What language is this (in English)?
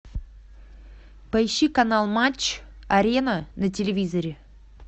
Russian